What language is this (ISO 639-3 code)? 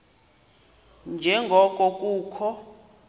xho